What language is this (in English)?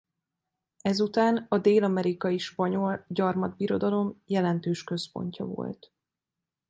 Hungarian